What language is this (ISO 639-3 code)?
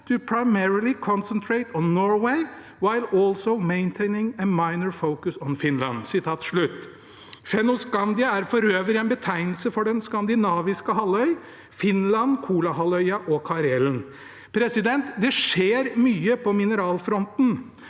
nor